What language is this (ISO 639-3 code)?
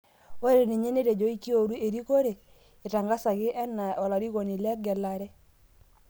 mas